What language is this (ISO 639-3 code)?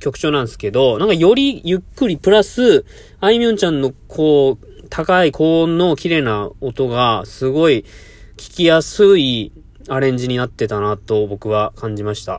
jpn